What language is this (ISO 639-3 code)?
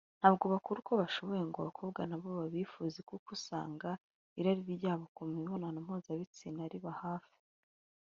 kin